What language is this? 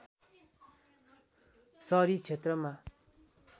Nepali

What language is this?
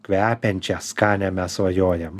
Lithuanian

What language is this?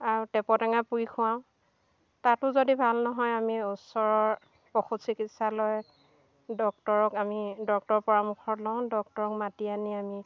Assamese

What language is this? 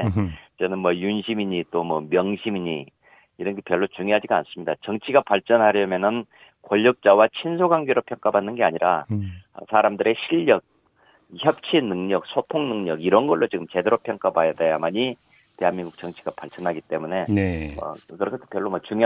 Korean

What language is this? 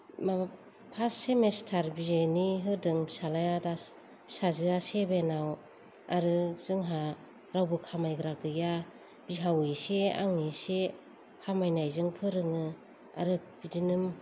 Bodo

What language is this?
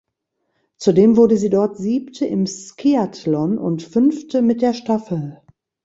German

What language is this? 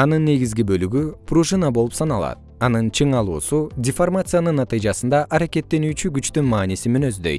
Kyrgyz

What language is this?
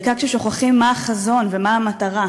Hebrew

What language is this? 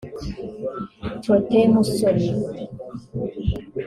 Kinyarwanda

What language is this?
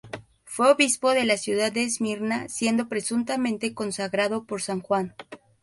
Spanish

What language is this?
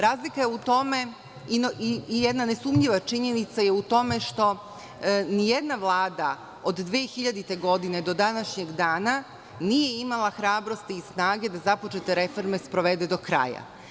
Serbian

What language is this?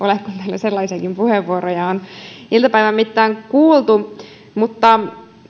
Finnish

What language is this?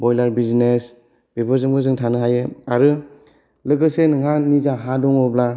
Bodo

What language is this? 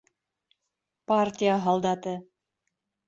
Bashkir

